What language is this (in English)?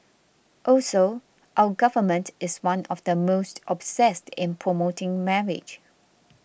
English